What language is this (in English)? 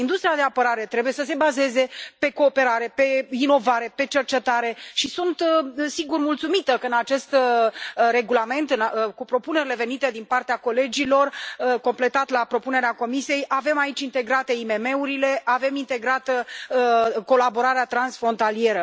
Romanian